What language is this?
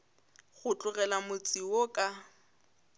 Northern Sotho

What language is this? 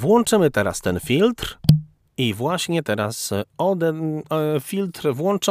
Polish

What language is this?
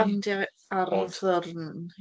Welsh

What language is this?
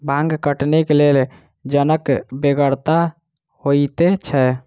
Maithili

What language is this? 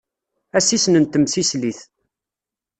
Kabyle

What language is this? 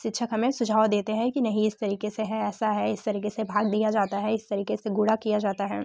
Hindi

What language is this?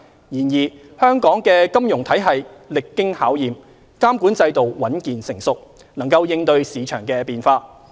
Cantonese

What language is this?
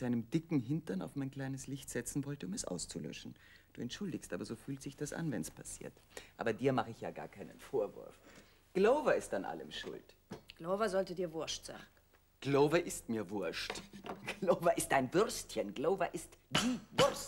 German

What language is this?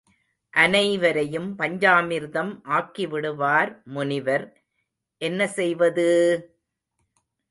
Tamil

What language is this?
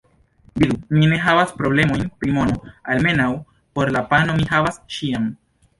Esperanto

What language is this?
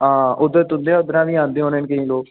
Dogri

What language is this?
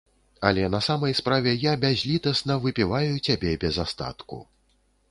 Belarusian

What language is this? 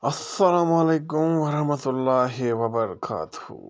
Kashmiri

